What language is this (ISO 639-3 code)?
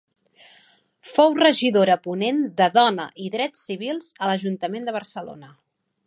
cat